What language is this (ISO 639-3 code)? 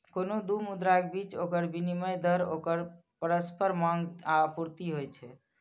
mai